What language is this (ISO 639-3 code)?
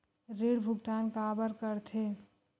hne